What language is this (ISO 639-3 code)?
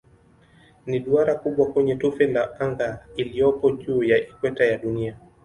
swa